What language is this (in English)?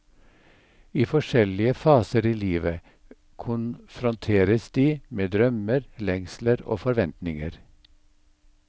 Norwegian